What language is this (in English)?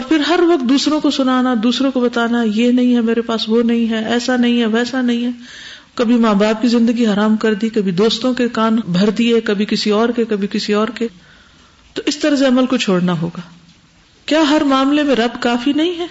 Urdu